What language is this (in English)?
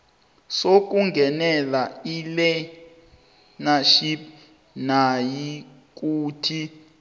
South Ndebele